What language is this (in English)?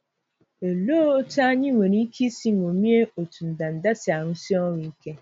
Igbo